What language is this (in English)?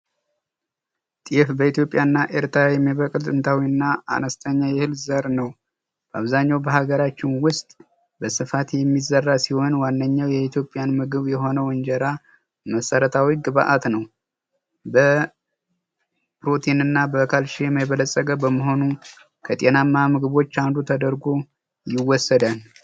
Amharic